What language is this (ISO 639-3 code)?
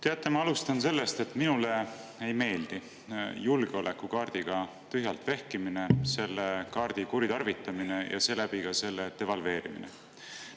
est